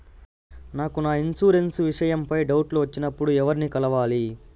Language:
Telugu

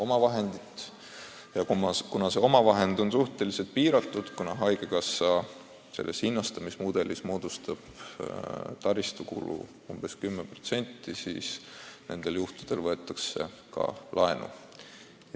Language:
Estonian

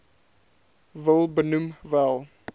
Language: Afrikaans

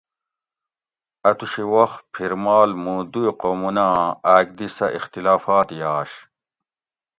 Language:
Gawri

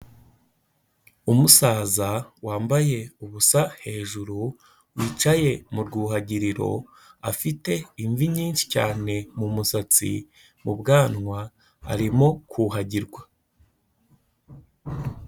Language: Kinyarwanda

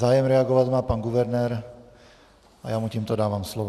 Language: Czech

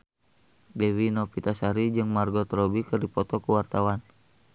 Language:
Sundanese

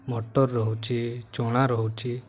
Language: Odia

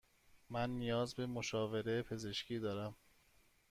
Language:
Persian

